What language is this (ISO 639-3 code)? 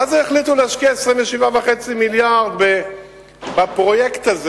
heb